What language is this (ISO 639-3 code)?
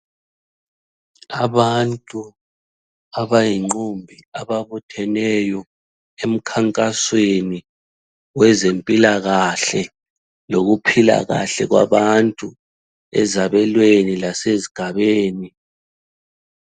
nde